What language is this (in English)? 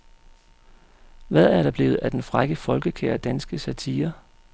Danish